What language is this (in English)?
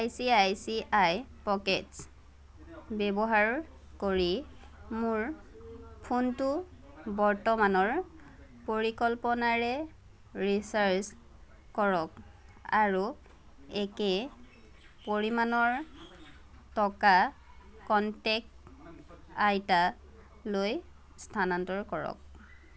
Assamese